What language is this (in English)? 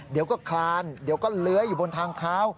Thai